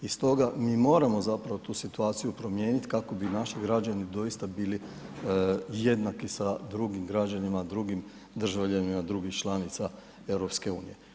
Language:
Croatian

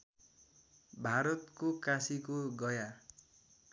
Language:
Nepali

